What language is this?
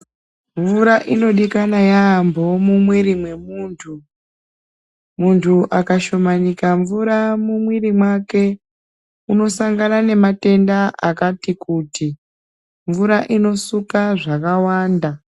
Ndau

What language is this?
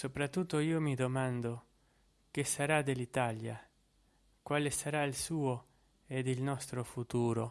Italian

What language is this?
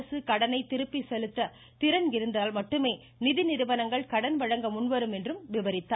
Tamil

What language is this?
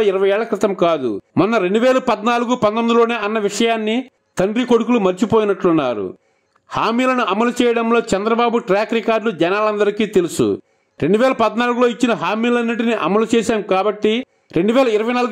Telugu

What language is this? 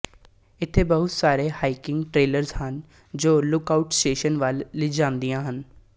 Punjabi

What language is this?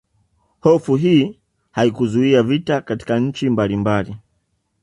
Swahili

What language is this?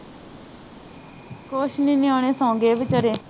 Punjabi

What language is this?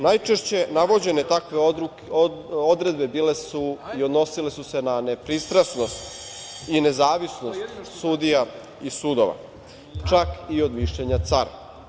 Serbian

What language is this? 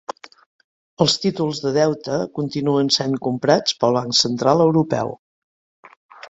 Catalan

